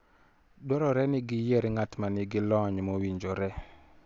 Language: Luo (Kenya and Tanzania)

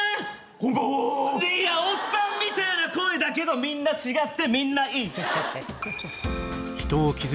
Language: Japanese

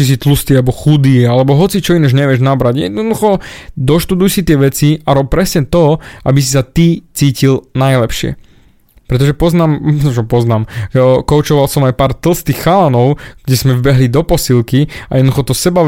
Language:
Slovak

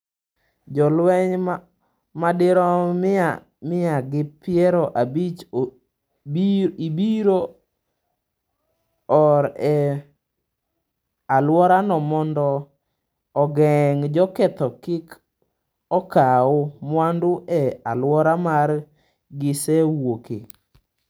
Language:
Luo (Kenya and Tanzania)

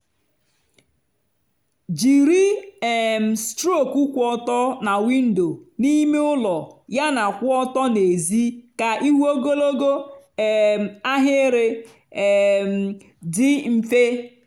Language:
Igbo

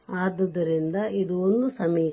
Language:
Kannada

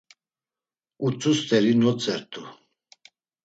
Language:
Laz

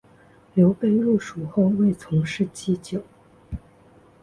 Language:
Chinese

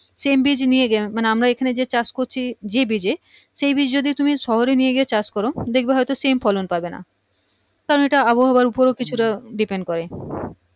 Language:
Bangla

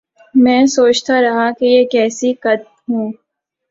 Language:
Urdu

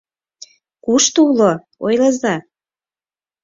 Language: Mari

